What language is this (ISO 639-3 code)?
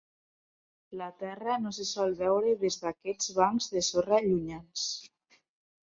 cat